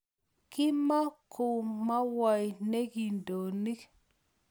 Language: Kalenjin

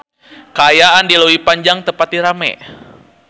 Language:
Sundanese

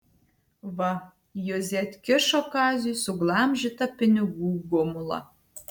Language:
Lithuanian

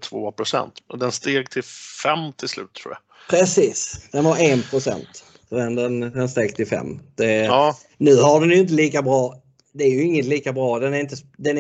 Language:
Swedish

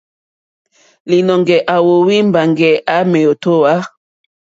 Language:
Mokpwe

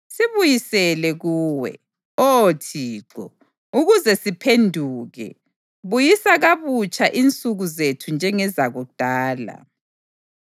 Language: North Ndebele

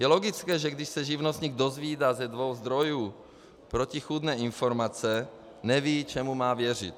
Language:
Czech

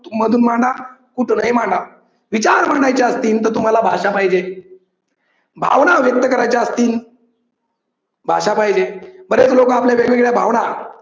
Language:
Marathi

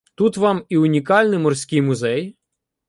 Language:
Ukrainian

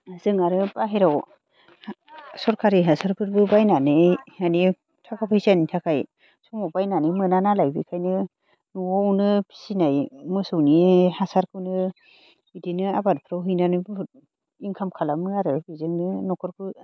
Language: Bodo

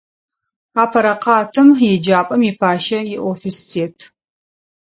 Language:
Adyghe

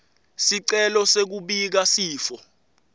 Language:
Swati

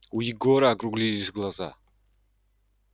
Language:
Russian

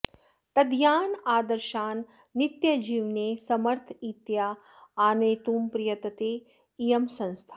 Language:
Sanskrit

